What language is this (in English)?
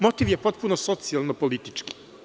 Serbian